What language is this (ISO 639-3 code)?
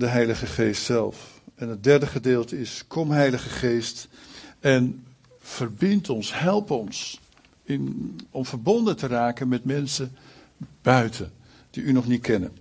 nld